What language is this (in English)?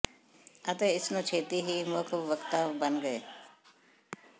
Punjabi